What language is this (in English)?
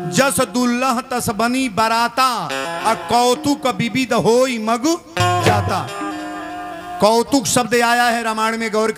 Hindi